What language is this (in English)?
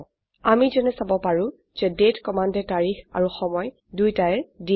Assamese